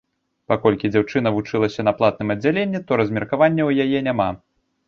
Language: Belarusian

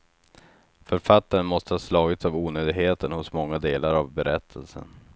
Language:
Swedish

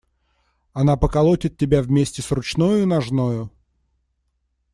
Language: Russian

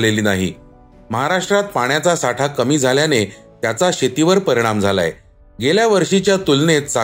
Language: Marathi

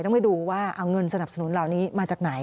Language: Thai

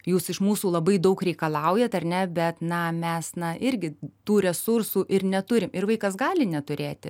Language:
Lithuanian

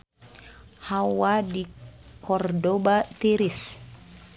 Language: Sundanese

